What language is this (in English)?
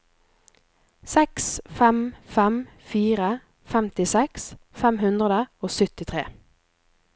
Norwegian